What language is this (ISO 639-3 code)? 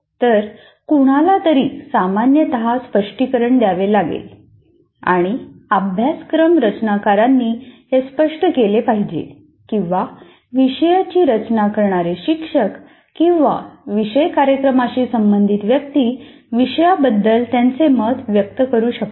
mar